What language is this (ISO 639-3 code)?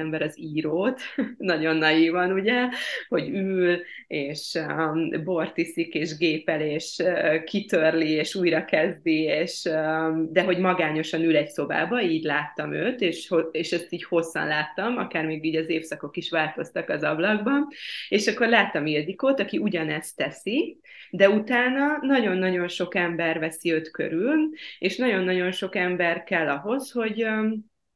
hun